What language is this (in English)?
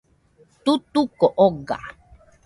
Nüpode Huitoto